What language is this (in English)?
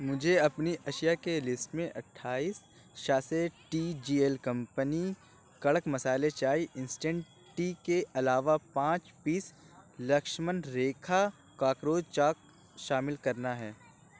Urdu